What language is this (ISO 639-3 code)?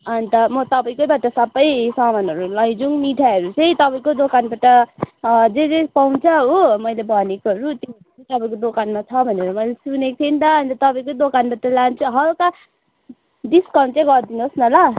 nep